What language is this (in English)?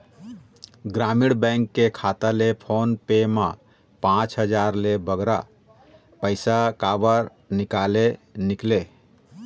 Chhattisgarhi